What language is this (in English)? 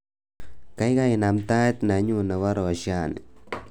Kalenjin